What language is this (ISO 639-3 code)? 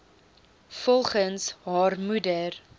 afr